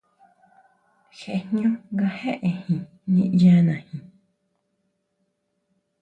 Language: Huautla Mazatec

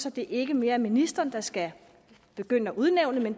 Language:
Danish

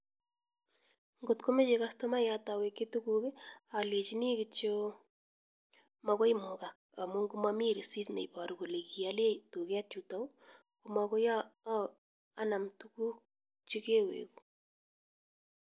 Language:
Kalenjin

